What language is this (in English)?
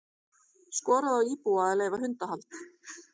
Icelandic